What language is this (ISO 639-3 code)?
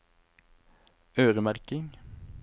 nor